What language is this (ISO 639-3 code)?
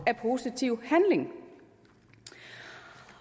dan